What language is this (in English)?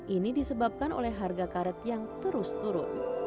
Indonesian